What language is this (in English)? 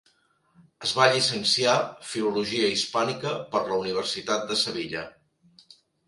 Catalan